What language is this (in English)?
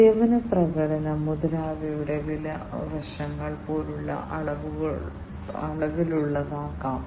Malayalam